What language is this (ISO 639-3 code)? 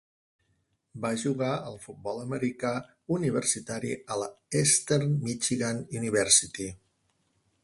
cat